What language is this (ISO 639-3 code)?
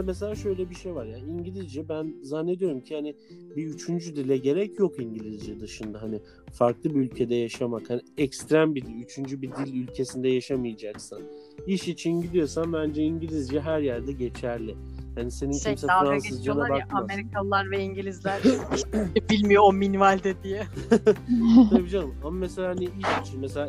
tur